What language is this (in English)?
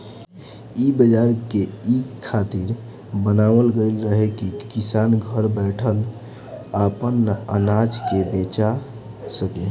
Bhojpuri